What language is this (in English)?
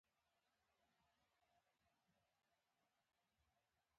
Pashto